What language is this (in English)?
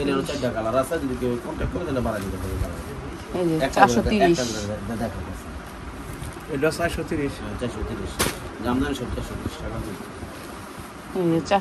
Romanian